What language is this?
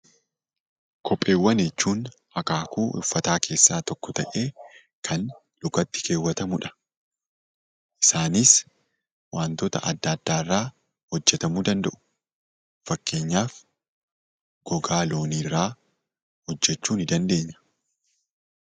Oromo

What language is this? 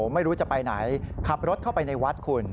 Thai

